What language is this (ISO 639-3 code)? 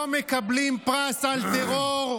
heb